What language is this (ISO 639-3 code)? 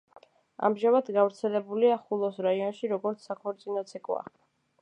kat